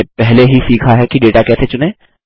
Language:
Hindi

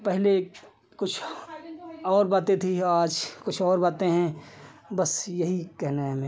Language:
Hindi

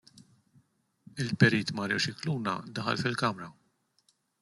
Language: Maltese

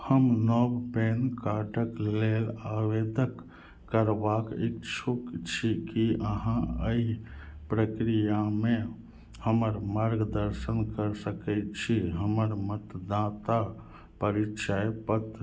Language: Maithili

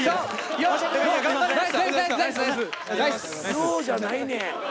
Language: Japanese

